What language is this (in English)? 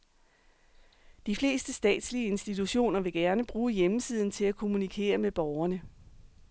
Danish